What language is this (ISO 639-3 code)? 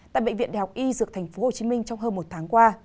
vie